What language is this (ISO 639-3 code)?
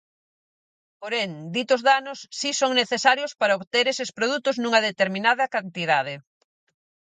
glg